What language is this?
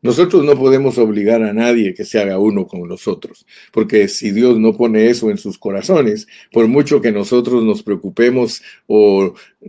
Spanish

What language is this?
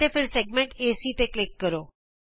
Punjabi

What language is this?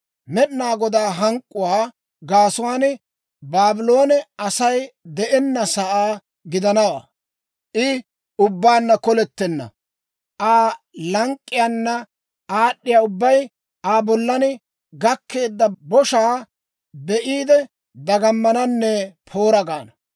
Dawro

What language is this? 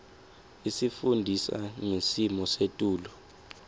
Swati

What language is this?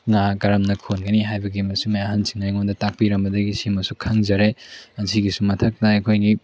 Manipuri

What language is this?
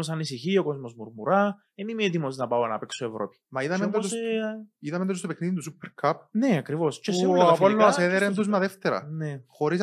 Greek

